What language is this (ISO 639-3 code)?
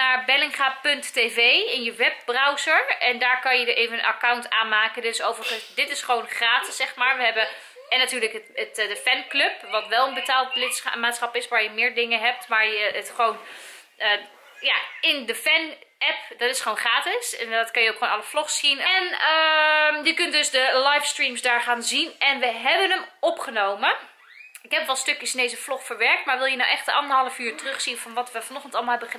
nld